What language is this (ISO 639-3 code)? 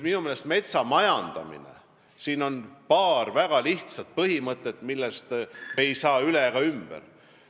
est